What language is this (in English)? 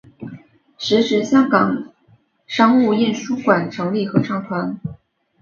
Chinese